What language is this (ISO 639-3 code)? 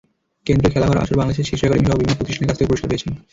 ben